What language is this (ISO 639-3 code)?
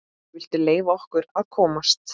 isl